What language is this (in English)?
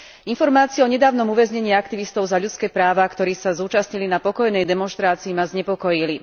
Slovak